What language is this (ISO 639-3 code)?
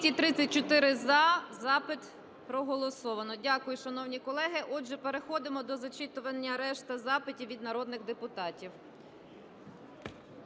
ukr